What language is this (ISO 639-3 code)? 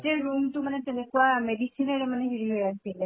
asm